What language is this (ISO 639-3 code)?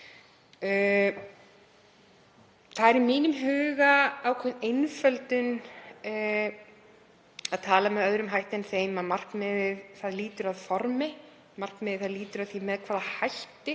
isl